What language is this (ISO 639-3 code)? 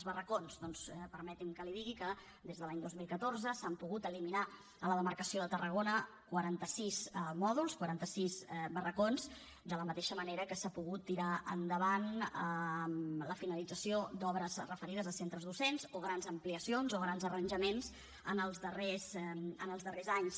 cat